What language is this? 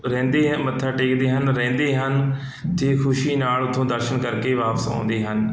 Punjabi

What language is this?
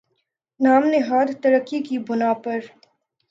Urdu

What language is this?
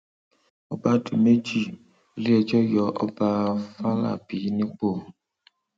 Yoruba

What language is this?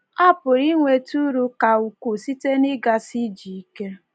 Igbo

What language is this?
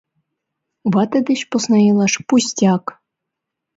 Mari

